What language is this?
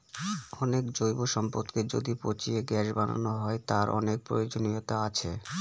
Bangla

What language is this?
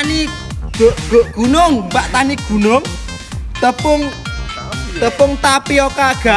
Indonesian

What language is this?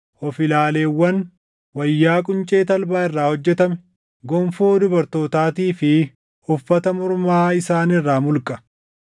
Oromo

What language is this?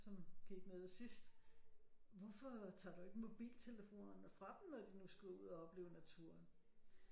Danish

